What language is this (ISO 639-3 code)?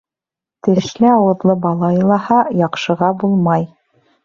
bak